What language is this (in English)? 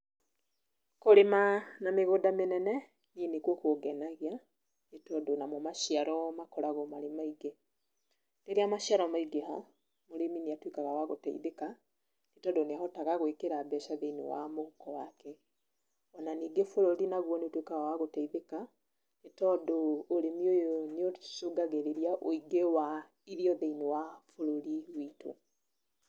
Kikuyu